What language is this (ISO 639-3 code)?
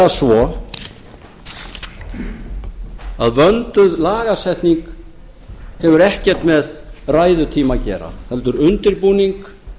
isl